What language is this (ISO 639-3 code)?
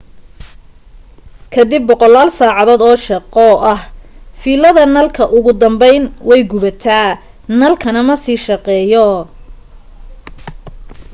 som